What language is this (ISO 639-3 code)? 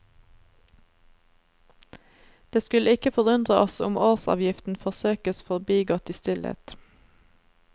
nor